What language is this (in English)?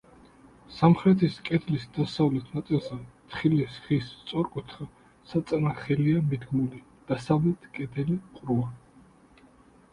Georgian